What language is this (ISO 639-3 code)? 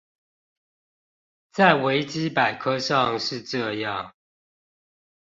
zho